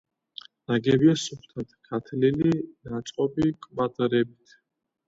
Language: Georgian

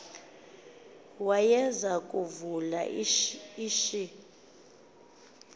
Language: Xhosa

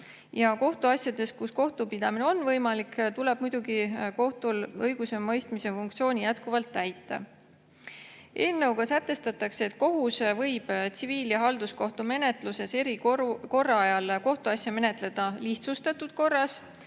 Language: Estonian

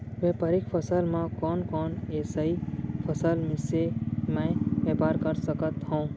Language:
Chhattisgarhi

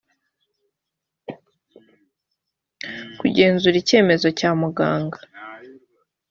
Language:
Kinyarwanda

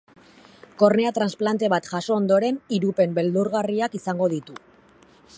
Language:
Basque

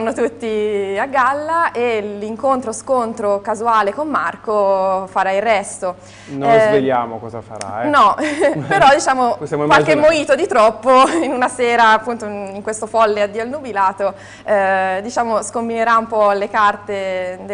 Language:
Italian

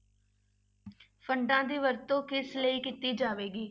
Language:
Punjabi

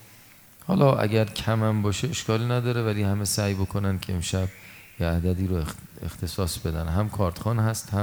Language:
Persian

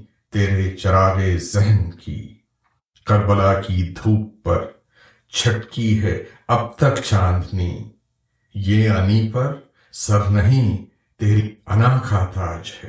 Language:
Urdu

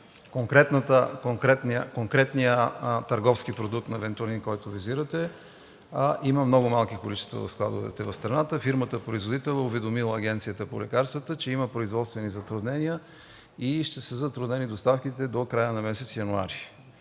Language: Bulgarian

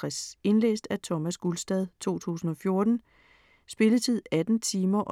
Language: Danish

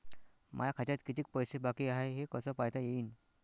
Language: Marathi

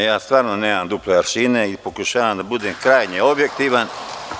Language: Serbian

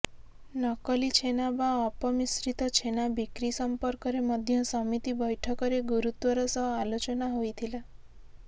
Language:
Odia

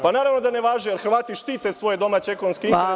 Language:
Serbian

